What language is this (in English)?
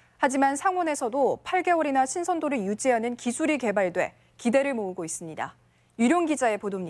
Korean